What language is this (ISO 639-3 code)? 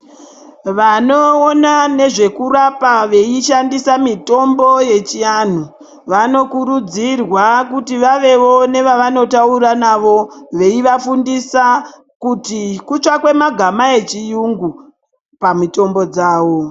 ndc